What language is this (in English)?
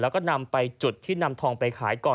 Thai